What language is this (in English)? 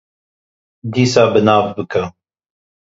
Kurdish